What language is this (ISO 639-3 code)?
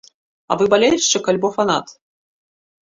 bel